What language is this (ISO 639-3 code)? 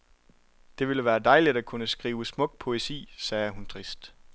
dan